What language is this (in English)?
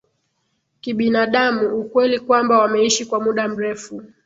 Swahili